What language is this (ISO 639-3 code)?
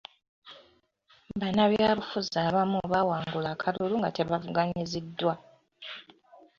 lug